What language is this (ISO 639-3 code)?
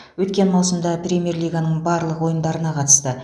kaz